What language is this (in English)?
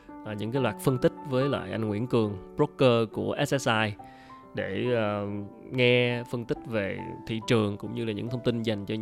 Vietnamese